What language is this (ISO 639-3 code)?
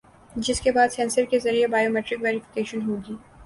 urd